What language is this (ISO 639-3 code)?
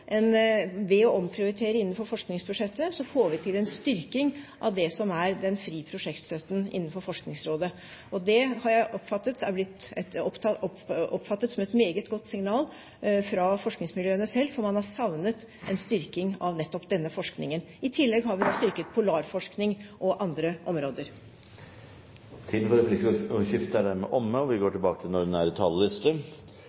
nor